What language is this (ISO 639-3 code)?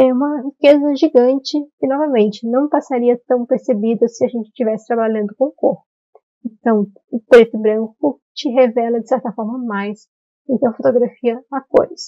por